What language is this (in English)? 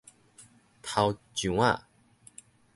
Min Nan Chinese